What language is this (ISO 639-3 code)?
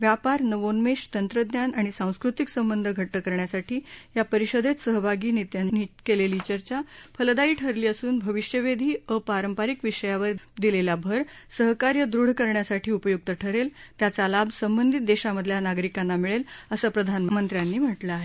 mar